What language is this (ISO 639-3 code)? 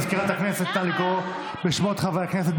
heb